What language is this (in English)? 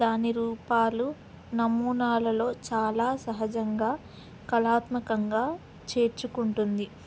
Telugu